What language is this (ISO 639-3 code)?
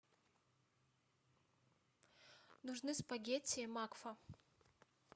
rus